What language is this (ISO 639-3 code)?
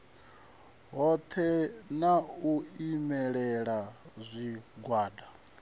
ven